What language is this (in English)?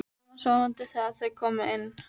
Icelandic